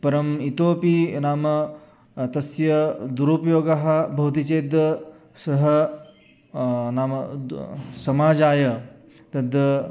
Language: Sanskrit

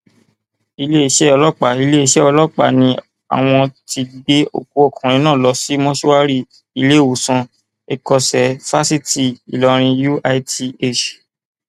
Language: Yoruba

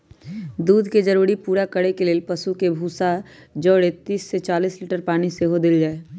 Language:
Magahi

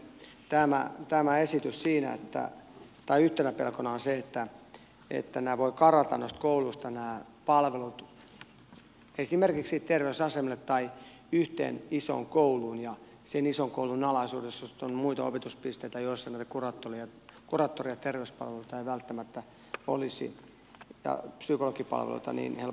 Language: Finnish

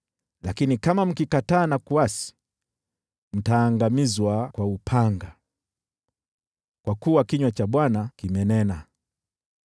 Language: Swahili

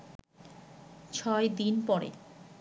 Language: Bangla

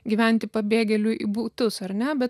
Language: Lithuanian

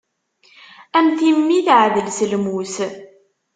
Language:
Kabyle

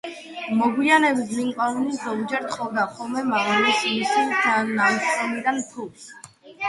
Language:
Georgian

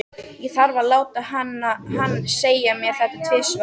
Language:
Icelandic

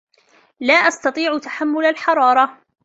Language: Arabic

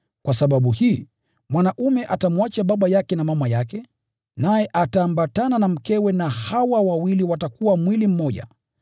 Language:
Swahili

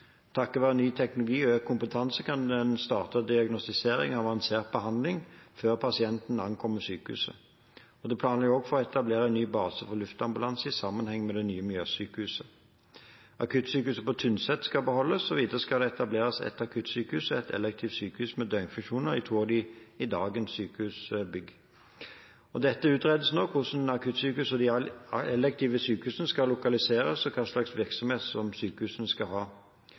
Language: Norwegian Bokmål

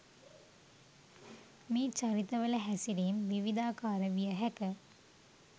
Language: Sinhala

